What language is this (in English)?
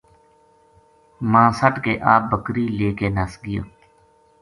Gujari